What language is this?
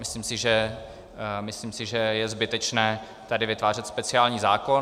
Czech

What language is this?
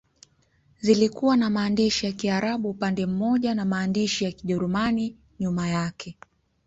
Swahili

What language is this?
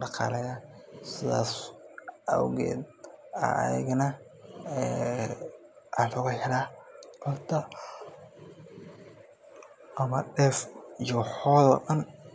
Somali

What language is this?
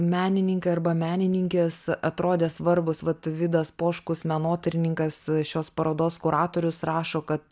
Lithuanian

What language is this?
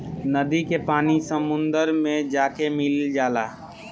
Bhojpuri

